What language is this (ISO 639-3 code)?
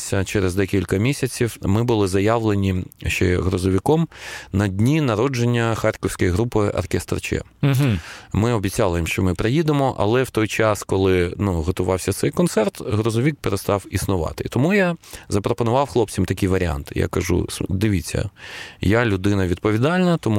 ukr